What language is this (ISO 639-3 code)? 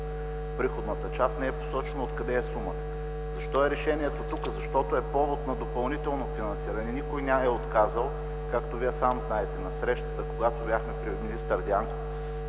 bul